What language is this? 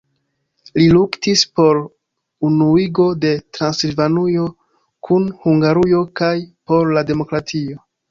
Esperanto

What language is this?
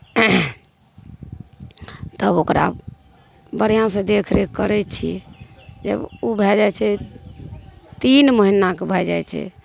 Maithili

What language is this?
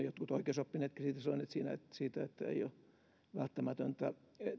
Finnish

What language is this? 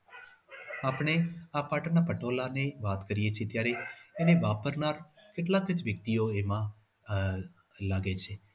Gujarati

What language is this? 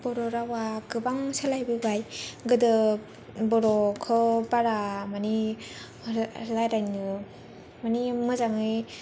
Bodo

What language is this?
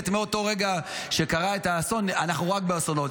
Hebrew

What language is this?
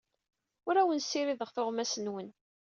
Kabyle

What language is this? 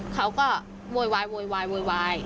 Thai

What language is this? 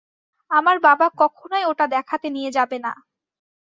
Bangla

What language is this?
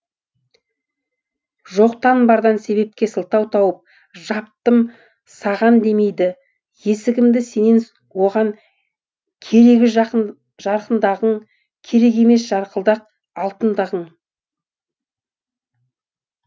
Kazakh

